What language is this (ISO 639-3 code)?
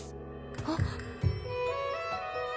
jpn